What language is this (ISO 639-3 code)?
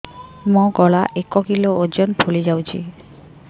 ori